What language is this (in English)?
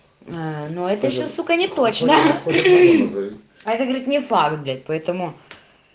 Russian